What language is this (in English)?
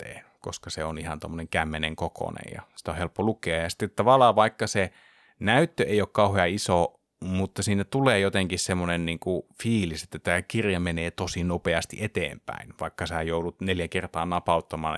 Finnish